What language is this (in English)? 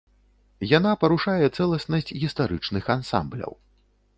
Belarusian